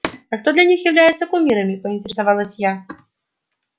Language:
Russian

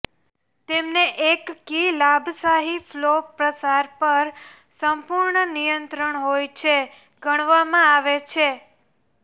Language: Gujarati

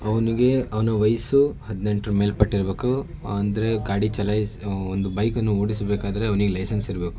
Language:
Kannada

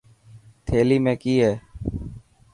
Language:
Dhatki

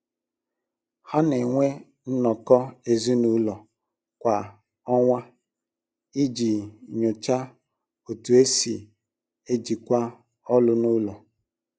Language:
Igbo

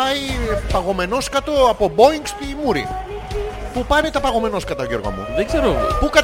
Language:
Greek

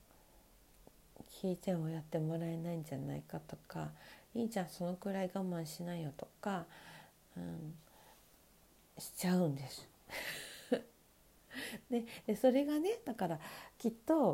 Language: Japanese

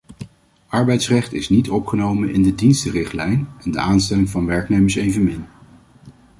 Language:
Dutch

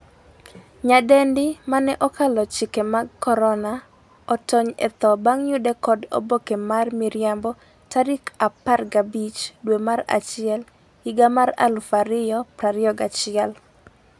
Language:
Luo (Kenya and Tanzania)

